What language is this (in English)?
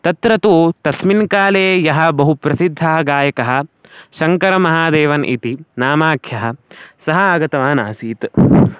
Sanskrit